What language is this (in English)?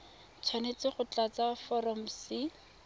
Tswana